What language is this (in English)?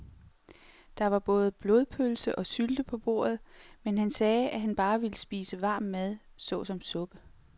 Danish